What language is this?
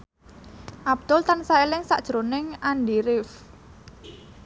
Javanese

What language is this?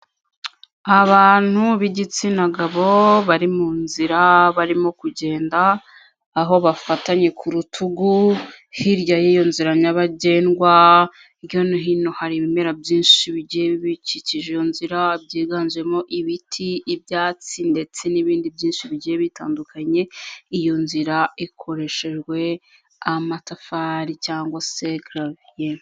Kinyarwanda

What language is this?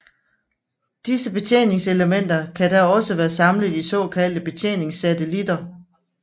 Danish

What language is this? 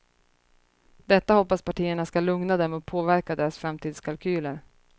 Swedish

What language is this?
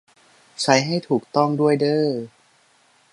Thai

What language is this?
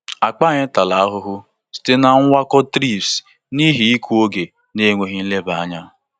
Igbo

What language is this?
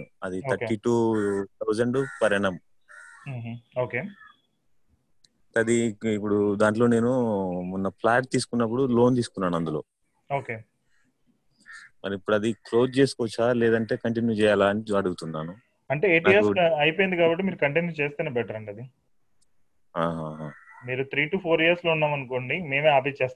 Telugu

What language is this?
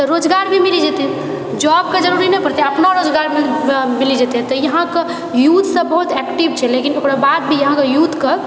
Maithili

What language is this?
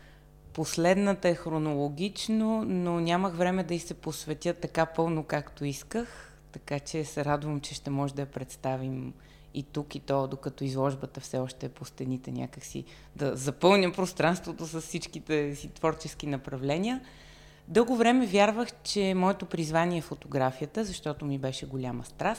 Bulgarian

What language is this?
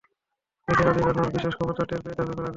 Bangla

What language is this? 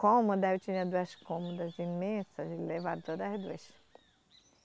Portuguese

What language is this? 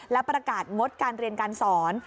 Thai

